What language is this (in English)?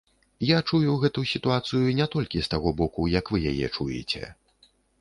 Belarusian